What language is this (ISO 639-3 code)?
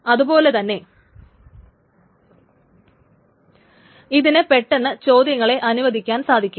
mal